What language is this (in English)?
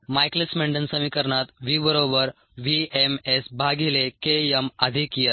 Marathi